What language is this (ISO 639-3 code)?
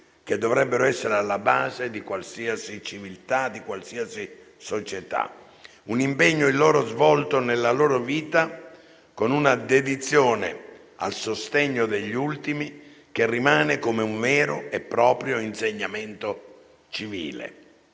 ita